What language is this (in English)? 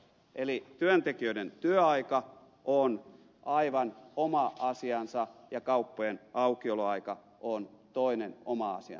Finnish